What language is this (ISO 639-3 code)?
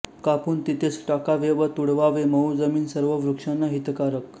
mar